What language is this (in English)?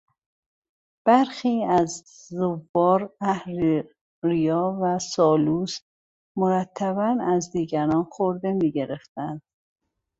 Persian